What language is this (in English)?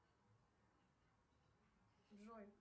Russian